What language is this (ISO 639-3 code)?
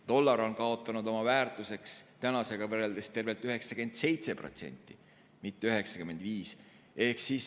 est